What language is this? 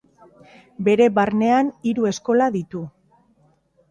Basque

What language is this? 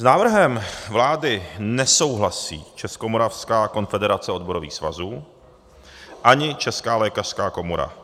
Czech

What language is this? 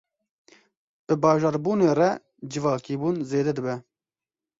Kurdish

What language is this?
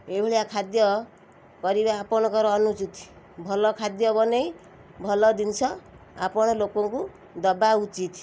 Odia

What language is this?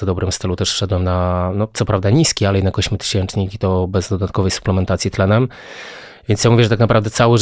Polish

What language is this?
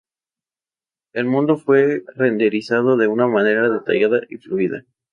Spanish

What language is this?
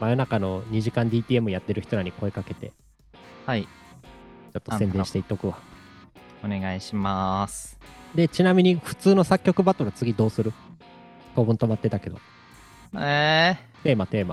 Japanese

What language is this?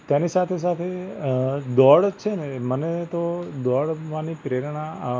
Gujarati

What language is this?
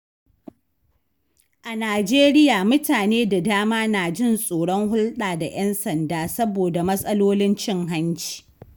Hausa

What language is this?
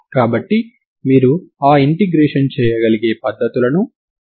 Telugu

